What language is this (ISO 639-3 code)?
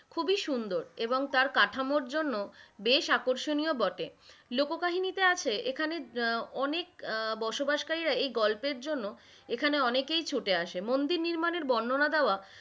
ben